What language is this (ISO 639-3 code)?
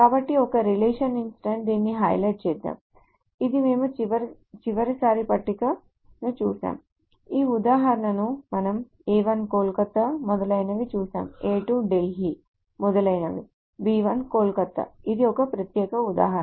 tel